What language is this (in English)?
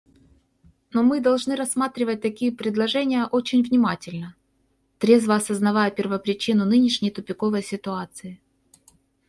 Russian